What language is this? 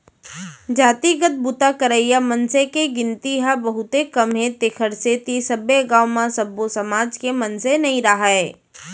Chhattisgarhi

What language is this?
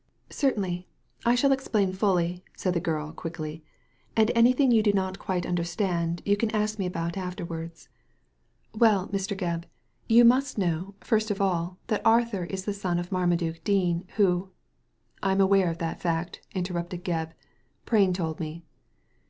English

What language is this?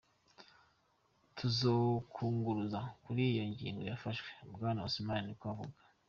Kinyarwanda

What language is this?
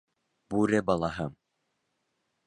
Bashkir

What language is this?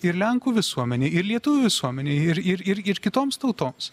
Lithuanian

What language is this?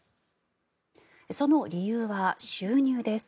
Japanese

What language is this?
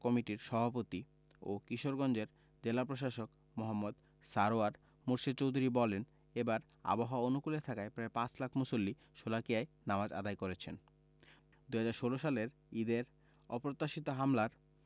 Bangla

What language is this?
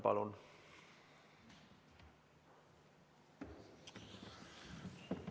Estonian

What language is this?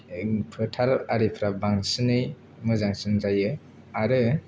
Bodo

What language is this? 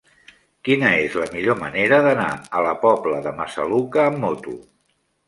Catalan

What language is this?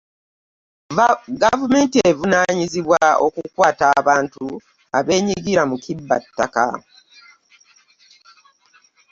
Ganda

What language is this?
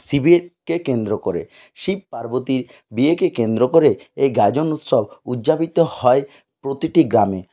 Bangla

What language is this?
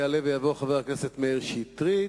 Hebrew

